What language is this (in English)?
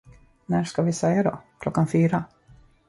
Swedish